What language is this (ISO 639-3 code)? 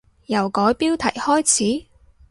yue